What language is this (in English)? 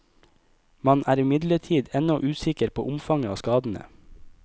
Norwegian